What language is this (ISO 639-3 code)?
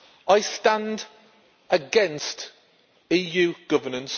eng